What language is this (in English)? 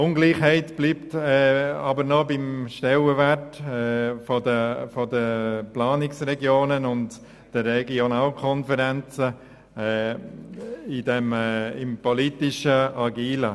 Swiss German